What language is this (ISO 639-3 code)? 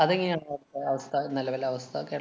mal